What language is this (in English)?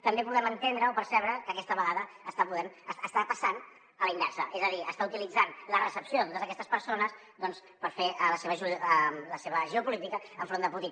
Catalan